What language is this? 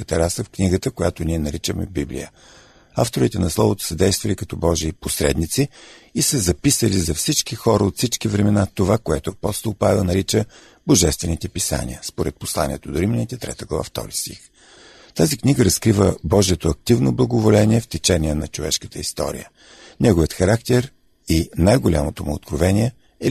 Bulgarian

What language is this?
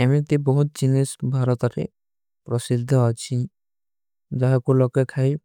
Kui (India)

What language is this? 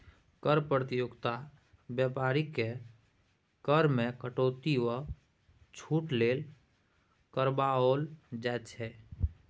Maithili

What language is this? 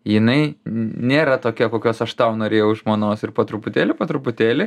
Lithuanian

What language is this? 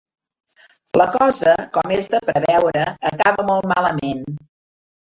Catalan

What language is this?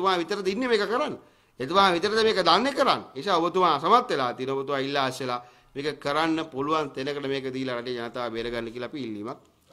Indonesian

